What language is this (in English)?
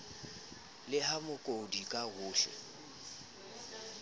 Southern Sotho